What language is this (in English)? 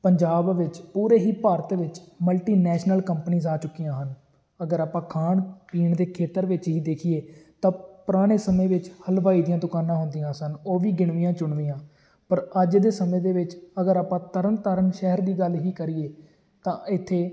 Punjabi